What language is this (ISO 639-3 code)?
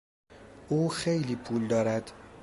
fas